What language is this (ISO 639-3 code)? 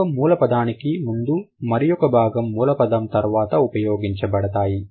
tel